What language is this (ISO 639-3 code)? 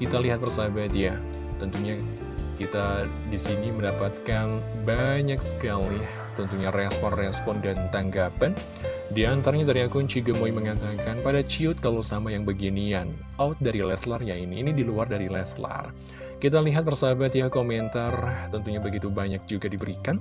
ind